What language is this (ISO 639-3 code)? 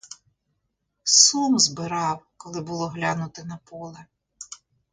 ukr